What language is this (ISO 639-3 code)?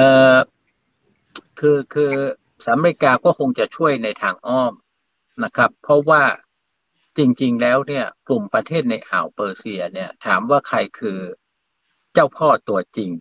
tha